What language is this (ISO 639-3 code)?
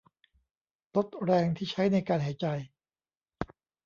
tha